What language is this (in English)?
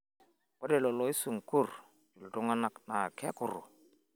Masai